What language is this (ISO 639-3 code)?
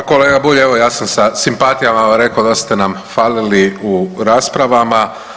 hrv